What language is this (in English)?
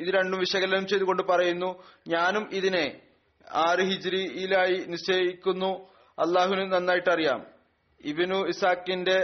Malayalam